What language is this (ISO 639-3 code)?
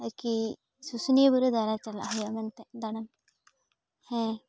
sat